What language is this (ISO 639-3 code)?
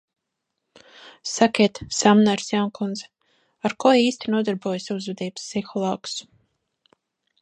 lav